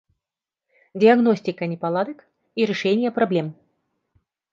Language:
Russian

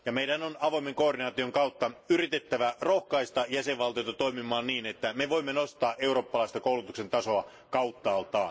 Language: Finnish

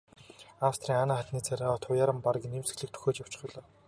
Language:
Mongolian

